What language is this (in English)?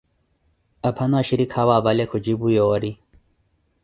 Koti